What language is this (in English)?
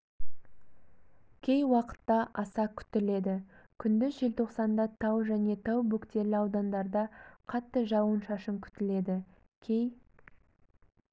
Kazakh